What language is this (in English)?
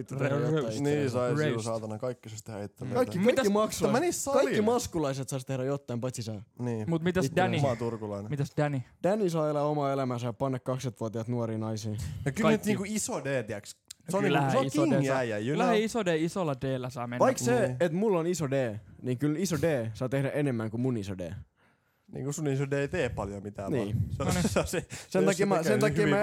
Finnish